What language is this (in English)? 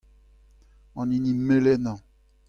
Breton